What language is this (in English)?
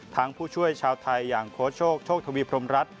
Thai